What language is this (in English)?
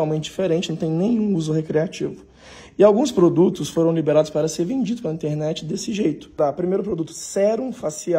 Portuguese